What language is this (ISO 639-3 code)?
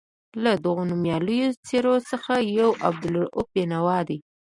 pus